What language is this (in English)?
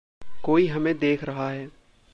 Hindi